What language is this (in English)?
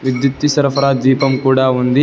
Telugu